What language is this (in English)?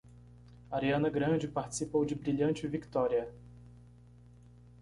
Portuguese